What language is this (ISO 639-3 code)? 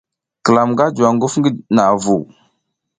giz